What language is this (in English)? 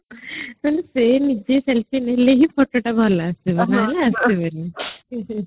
Odia